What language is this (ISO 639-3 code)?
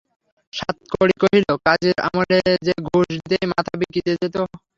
ben